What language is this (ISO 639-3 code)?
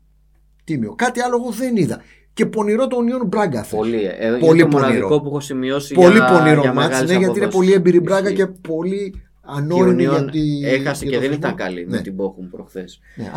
ell